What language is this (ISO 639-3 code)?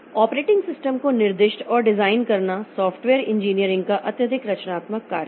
hin